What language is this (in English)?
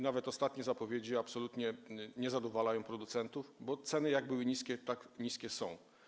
Polish